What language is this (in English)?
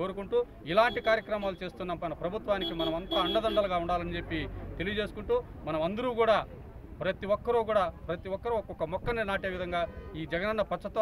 Hindi